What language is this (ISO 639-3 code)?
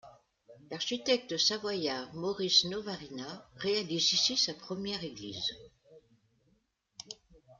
fra